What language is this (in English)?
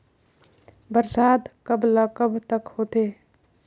Chhattisgarhi